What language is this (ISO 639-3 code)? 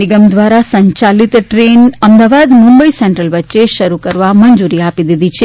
guj